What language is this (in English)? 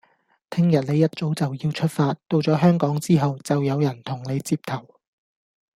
Cantonese